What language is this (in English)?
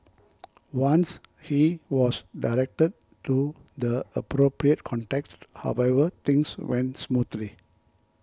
English